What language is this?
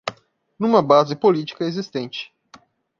Portuguese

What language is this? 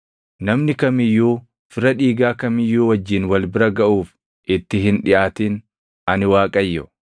Oromo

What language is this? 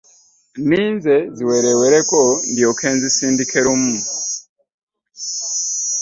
Ganda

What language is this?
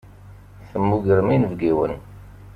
Kabyle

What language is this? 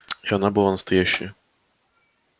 Russian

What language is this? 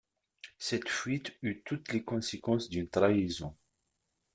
French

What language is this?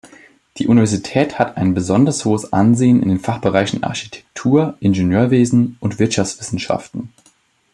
German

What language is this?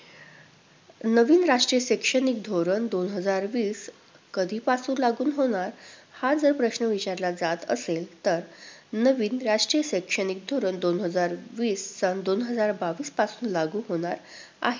Marathi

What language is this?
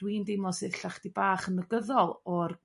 Welsh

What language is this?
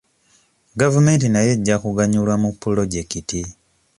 Ganda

